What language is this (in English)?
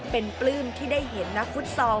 Thai